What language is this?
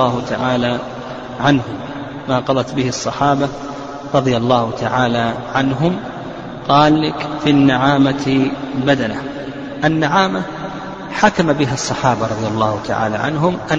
Arabic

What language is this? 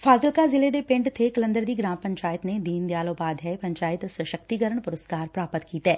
Punjabi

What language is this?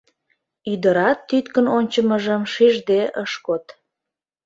Mari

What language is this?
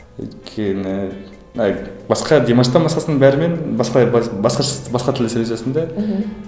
Kazakh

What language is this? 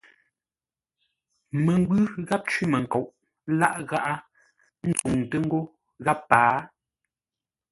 Ngombale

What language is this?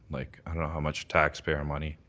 English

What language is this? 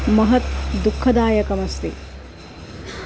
Sanskrit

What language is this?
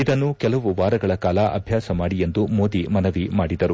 Kannada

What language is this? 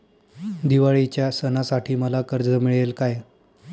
Marathi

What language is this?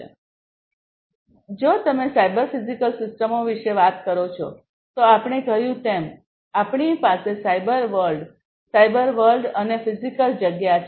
Gujarati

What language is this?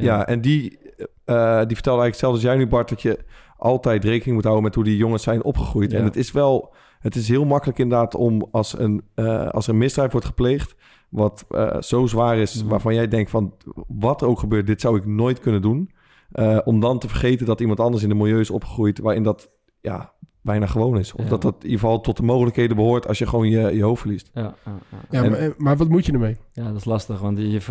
Dutch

